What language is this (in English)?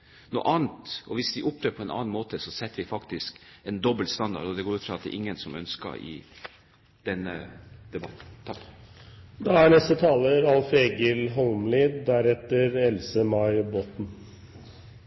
Norwegian